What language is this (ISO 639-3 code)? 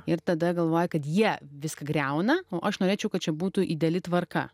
lit